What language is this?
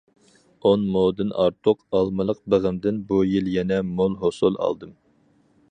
Uyghur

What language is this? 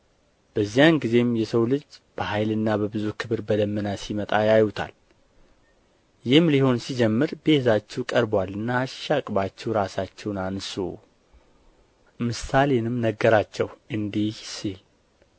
Amharic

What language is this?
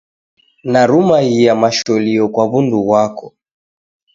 Taita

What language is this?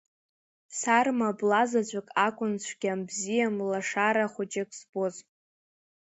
Abkhazian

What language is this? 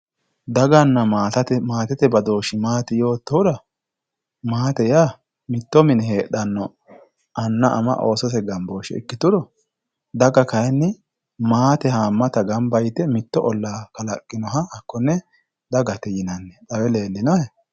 Sidamo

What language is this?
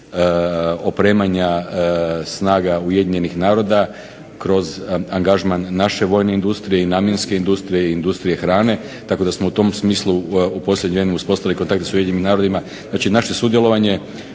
Croatian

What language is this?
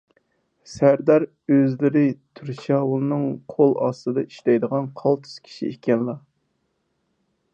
Uyghur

